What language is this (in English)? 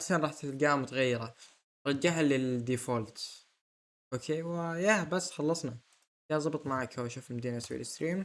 Arabic